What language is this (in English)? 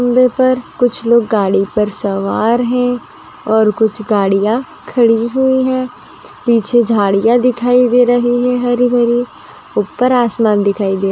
Magahi